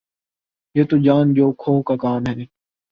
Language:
Urdu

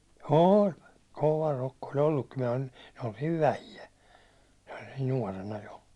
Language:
Finnish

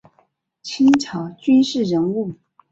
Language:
Chinese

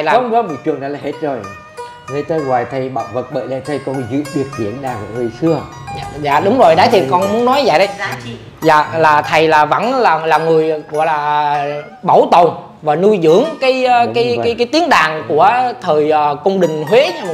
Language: Vietnamese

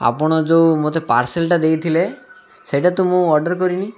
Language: Odia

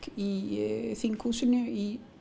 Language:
Icelandic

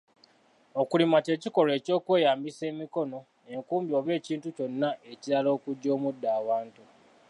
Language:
Ganda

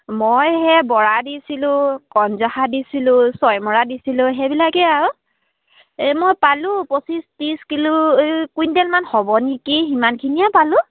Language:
Assamese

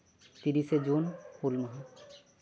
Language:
Santali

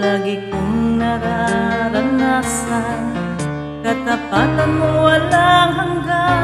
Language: Indonesian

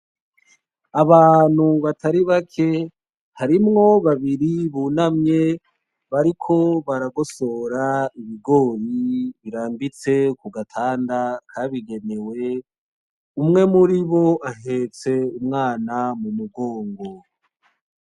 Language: Rundi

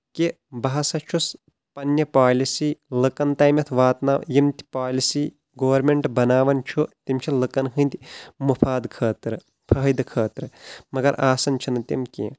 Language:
Kashmiri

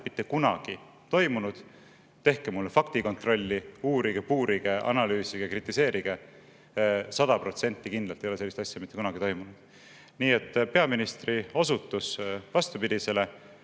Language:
Estonian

